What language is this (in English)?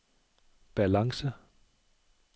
Danish